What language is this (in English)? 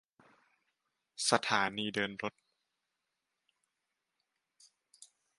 Thai